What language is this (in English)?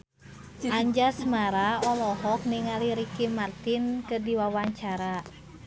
Sundanese